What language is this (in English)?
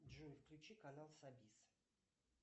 Russian